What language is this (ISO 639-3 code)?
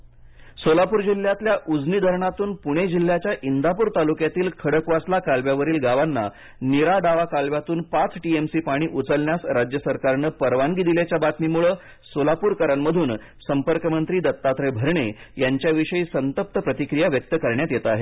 mar